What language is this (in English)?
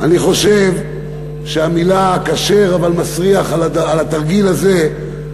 Hebrew